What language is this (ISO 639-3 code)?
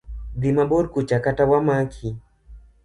luo